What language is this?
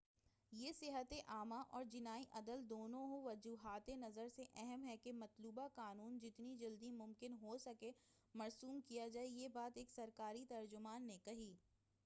Urdu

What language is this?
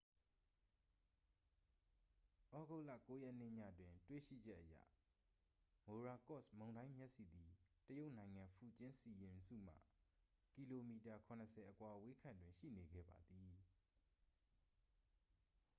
Burmese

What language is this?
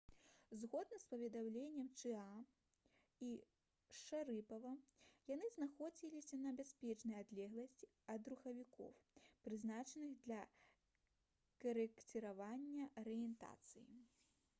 Belarusian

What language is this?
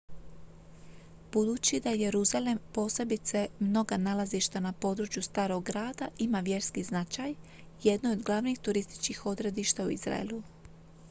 Croatian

